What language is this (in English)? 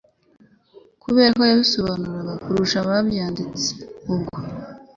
Kinyarwanda